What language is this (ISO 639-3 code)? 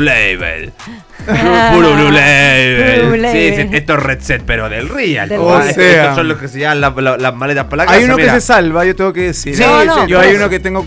spa